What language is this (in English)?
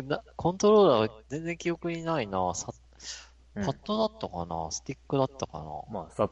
Japanese